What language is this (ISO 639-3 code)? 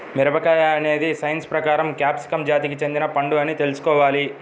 tel